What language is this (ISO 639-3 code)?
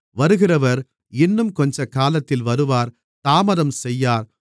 tam